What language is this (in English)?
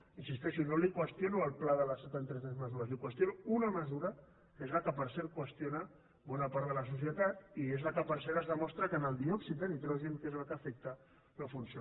Catalan